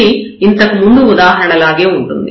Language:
Telugu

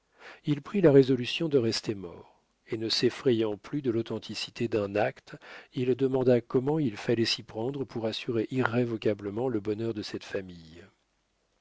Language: French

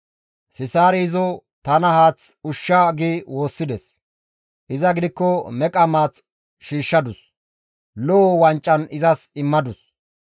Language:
Gamo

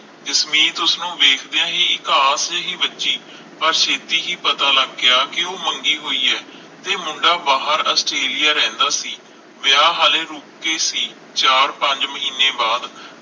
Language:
Punjabi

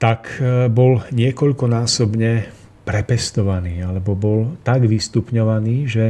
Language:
Czech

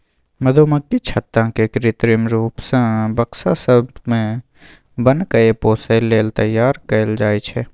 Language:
Maithili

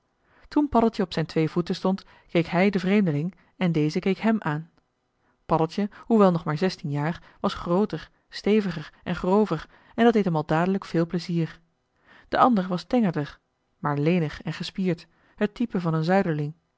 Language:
Dutch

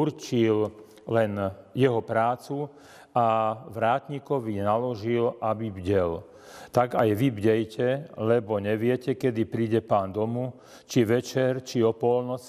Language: Slovak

